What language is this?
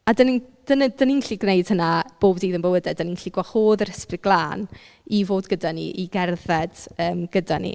Welsh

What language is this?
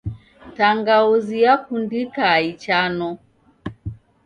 Taita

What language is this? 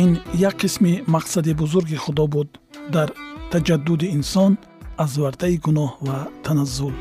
Persian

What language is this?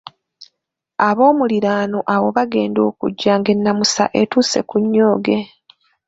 Ganda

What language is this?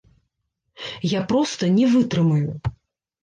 Belarusian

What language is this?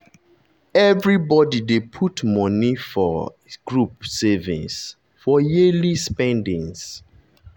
Nigerian Pidgin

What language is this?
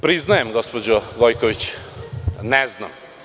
Serbian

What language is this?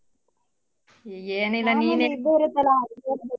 Kannada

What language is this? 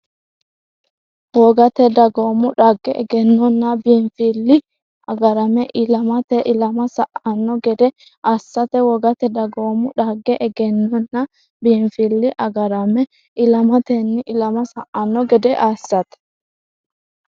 Sidamo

